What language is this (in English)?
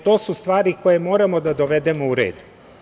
Serbian